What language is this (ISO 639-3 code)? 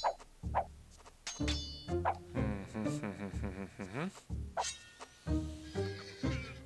deu